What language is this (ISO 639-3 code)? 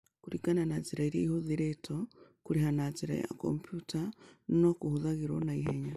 kik